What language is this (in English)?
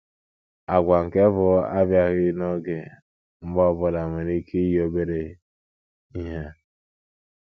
Igbo